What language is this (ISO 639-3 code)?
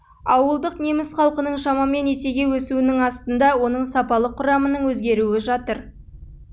kaz